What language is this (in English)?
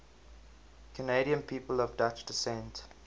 English